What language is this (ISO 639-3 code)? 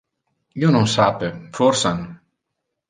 ina